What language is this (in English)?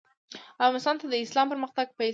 Pashto